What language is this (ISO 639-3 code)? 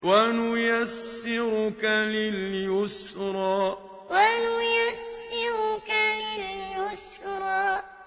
ara